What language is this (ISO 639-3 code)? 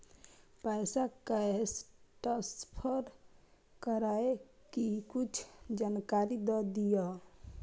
mai